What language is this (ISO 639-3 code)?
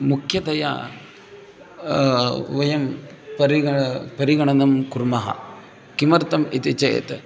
san